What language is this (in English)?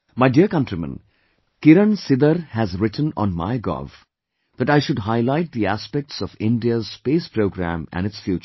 English